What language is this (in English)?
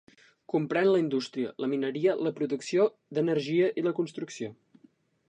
Catalan